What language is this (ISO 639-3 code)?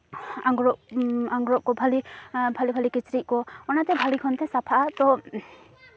sat